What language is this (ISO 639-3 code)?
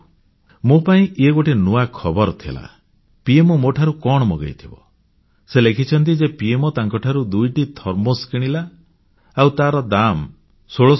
ori